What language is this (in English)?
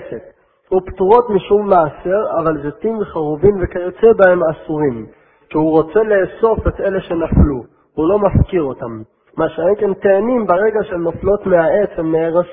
Hebrew